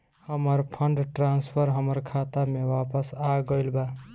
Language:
Bhojpuri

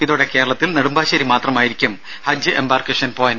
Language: Malayalam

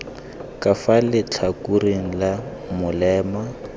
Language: Tswana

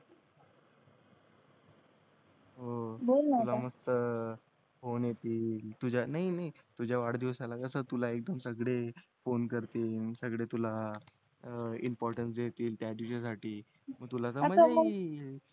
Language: Marathi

